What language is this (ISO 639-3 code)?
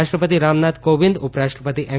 guj